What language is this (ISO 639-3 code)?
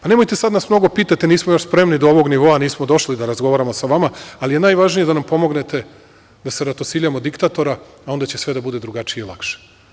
srp